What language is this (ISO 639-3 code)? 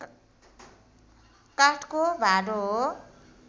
nep